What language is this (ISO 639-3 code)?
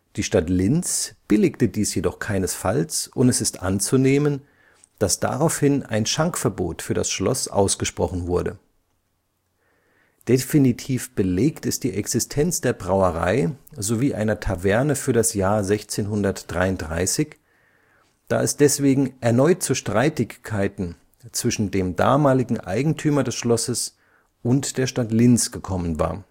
deu